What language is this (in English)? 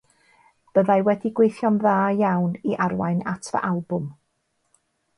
Welsh